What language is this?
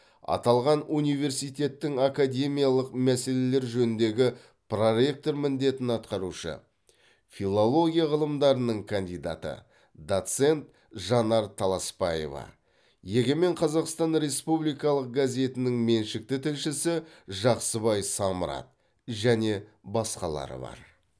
Kazakh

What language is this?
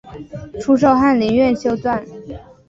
Chinese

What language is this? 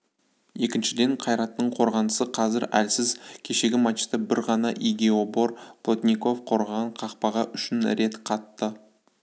Kazakh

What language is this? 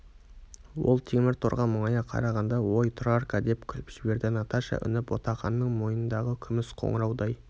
Kazakh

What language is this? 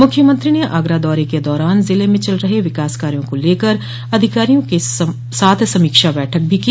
Hindi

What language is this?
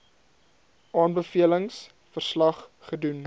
Afrikaans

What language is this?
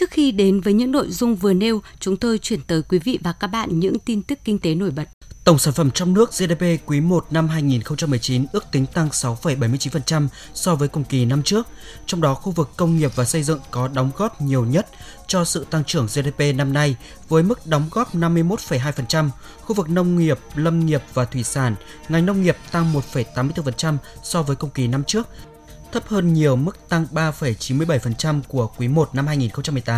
Vietnamese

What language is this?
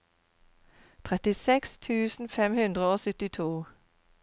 Norwegian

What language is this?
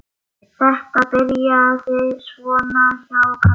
Icelandic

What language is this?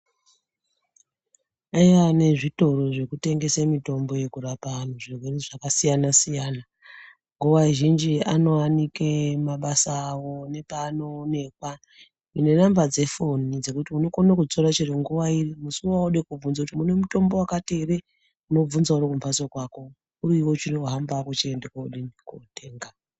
Ndau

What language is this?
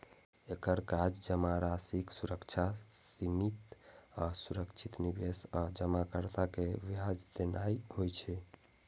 Maithili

